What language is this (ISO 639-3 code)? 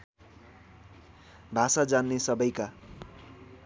nep